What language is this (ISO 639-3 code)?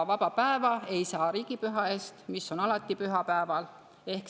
est